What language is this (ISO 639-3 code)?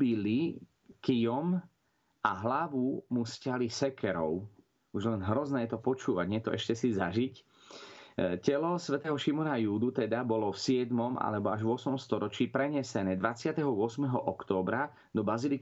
slk